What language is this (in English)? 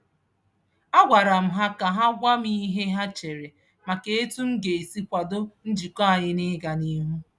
Igbo